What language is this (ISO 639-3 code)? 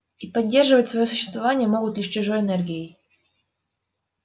rus